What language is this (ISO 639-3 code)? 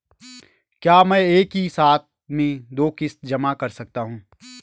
hin